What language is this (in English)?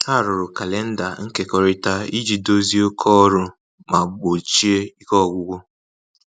Igbo